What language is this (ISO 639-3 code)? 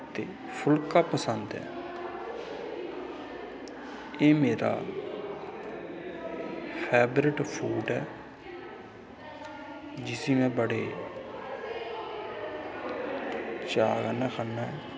doi